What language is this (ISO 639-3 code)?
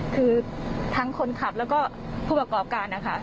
tha